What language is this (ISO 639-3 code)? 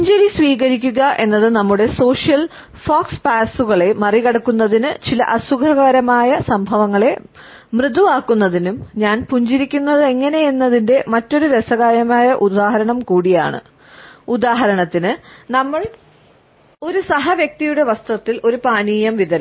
mal